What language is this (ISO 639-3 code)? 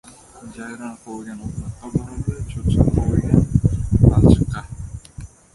uzb